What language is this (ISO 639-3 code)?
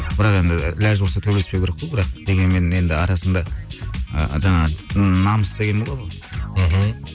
kaz